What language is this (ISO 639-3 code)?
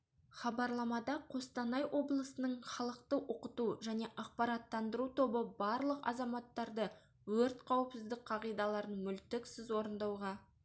kaz